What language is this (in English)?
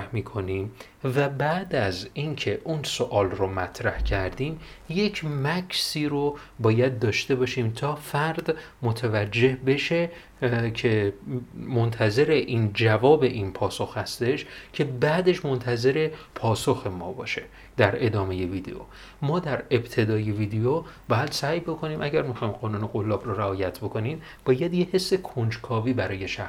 Persian